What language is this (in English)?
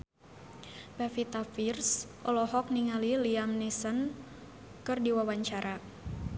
Sundanese